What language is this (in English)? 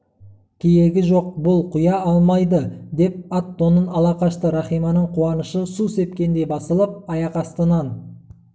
Kazakh